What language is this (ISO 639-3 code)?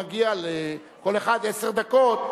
heb